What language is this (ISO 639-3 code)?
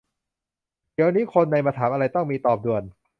tha